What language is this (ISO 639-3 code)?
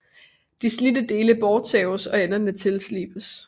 dan